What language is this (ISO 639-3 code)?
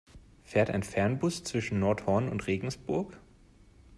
deu